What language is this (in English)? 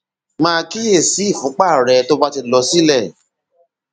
Yoruba